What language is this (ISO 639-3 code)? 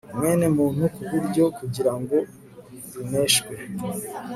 kin